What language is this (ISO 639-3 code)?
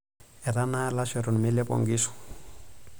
mas